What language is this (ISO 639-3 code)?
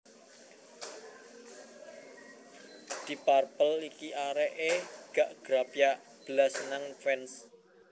jav